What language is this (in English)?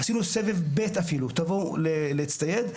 Hebrew